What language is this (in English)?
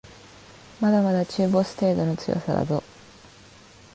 Japanese